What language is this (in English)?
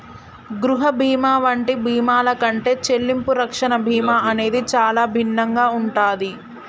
Telugu